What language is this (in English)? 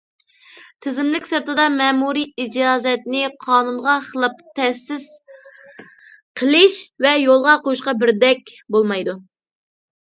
Uyghur